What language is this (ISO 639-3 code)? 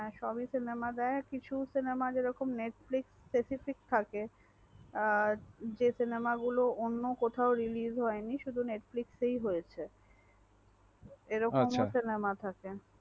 ben